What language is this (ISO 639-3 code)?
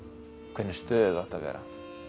isl